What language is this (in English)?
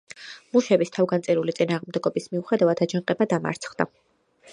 Georgian